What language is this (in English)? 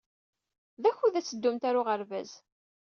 Kabyle